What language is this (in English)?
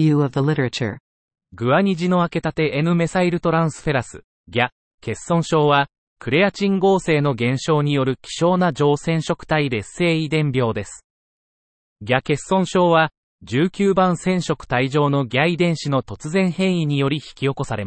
Japanese